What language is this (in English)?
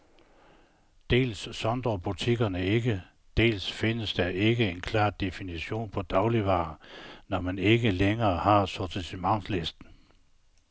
Danish